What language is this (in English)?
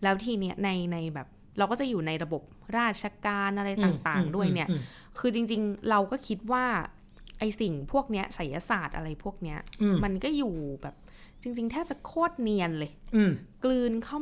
Thai